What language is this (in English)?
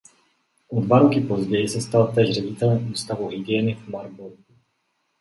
Czech